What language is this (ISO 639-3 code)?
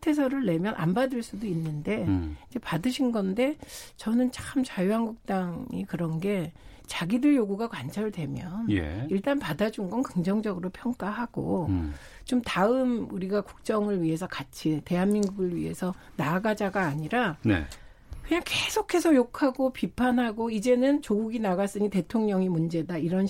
kor